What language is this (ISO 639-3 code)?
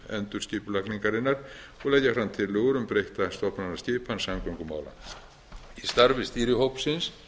isl